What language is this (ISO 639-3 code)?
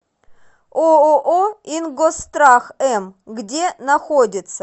rus